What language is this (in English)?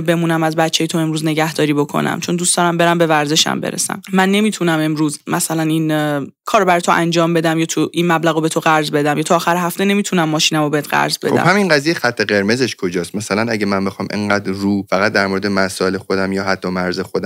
Persian